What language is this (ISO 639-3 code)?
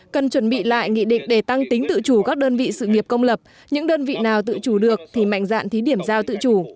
vie